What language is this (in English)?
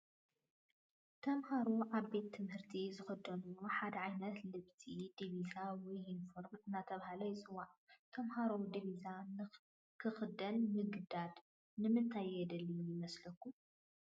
Tigrinya